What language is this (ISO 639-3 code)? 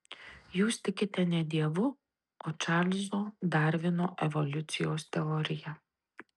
lit